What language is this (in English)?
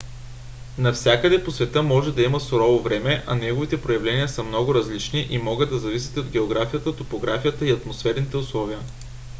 Bulgarian